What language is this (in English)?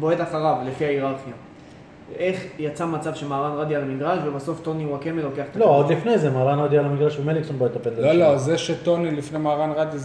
Hebrew